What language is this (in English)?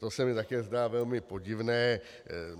Czech